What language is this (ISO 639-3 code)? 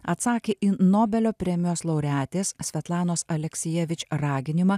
lit